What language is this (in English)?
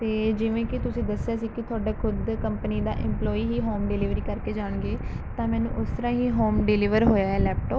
Punjabi